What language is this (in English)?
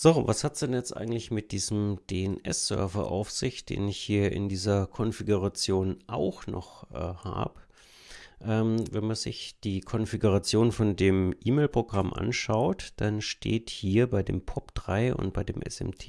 German